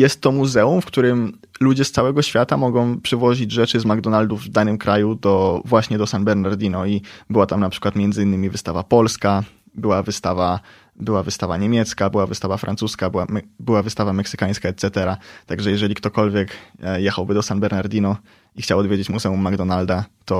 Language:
Polish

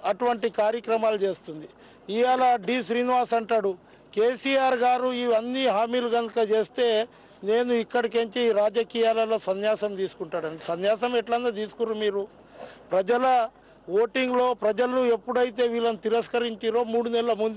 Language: Romanian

